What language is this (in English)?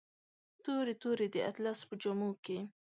Pashto